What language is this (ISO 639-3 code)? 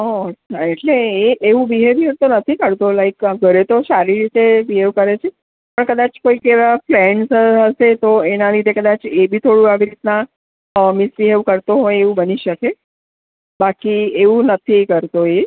guj